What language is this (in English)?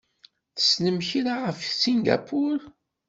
Kabyle